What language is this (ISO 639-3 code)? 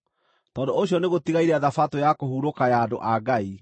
kik